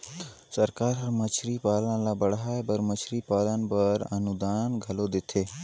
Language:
Chhattisgarhi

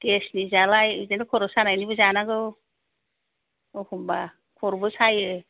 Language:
Bodo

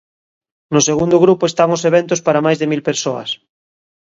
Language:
Galician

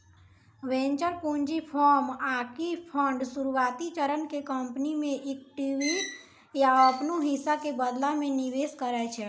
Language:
Maithili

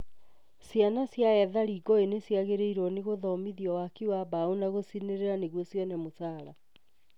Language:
Kikuyu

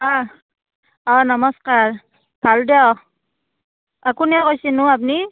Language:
Assamese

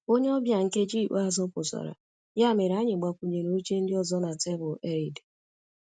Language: Igbo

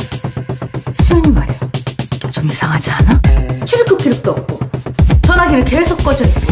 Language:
Korean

